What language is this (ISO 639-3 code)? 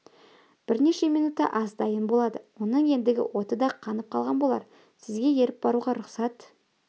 kaz